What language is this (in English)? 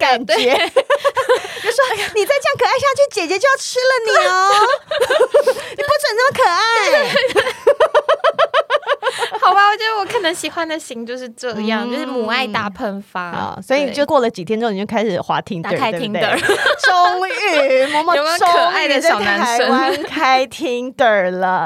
Chinese